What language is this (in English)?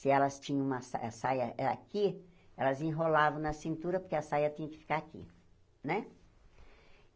Portuguese